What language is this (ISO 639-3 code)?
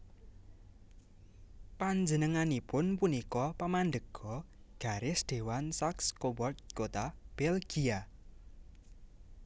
jav